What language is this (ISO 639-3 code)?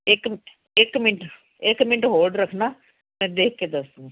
pan